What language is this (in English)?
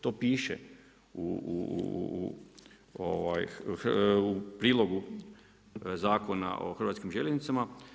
Croatian